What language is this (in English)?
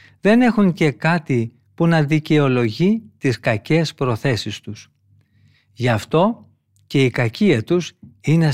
Greek